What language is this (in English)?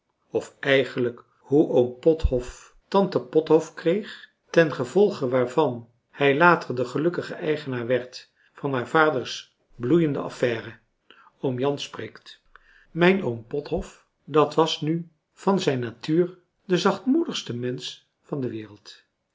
Dutch